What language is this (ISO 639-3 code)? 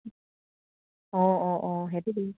asm